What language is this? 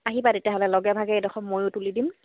Assamese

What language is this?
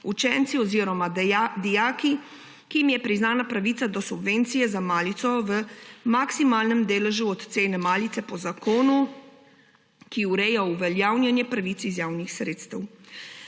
Slovenian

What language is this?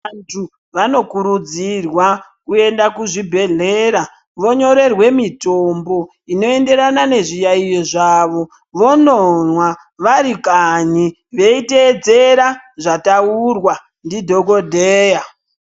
Ndau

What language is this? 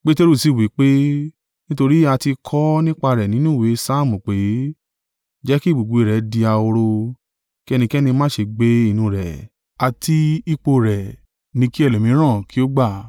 Yoruba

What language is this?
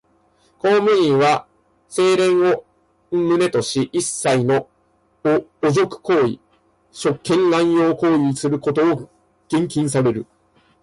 Japanese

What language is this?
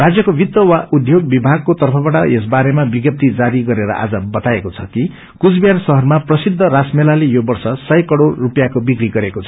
Nepali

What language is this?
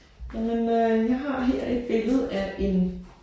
Danish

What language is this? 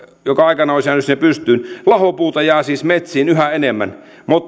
Finnish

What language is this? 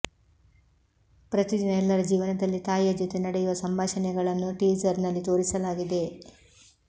Kannada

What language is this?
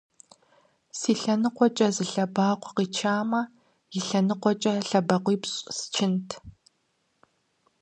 Kabardian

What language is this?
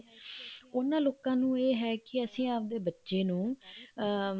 Punjabi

